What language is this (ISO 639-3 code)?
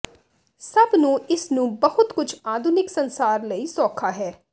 pan